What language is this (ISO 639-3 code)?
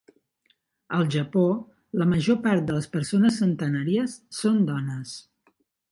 cat